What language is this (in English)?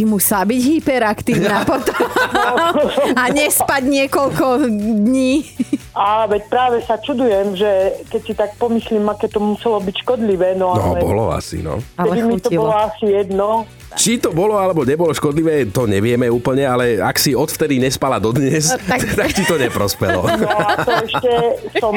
Slovak